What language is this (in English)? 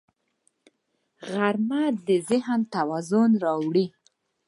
Pashto